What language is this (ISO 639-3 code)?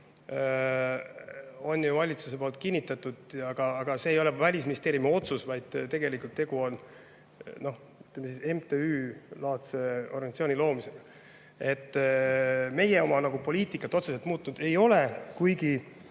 est